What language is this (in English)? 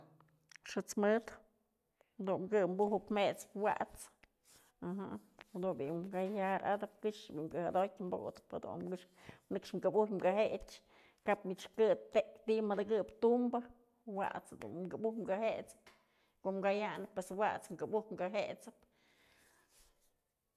Mazatlán Mixe